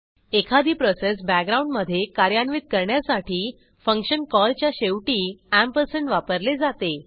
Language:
Marathi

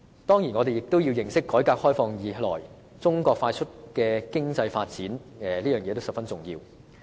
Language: Cantonese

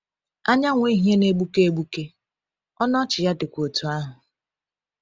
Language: Igbo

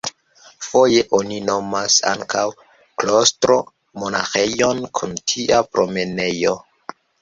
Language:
Esperanto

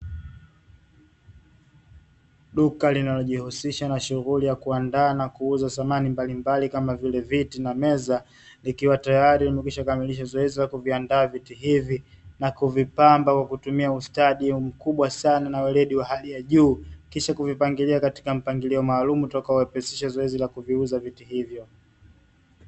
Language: Swahili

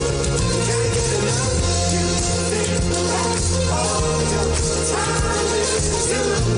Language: Hebrew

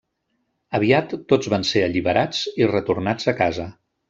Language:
Catalan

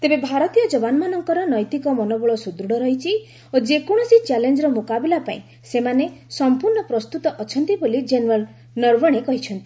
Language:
Odia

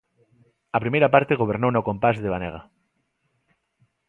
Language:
Galician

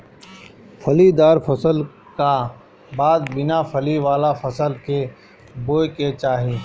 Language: Bhojpuri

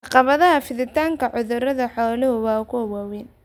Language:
Somali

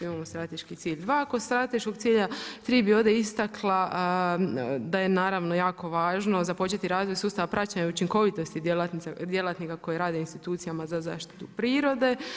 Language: Croatian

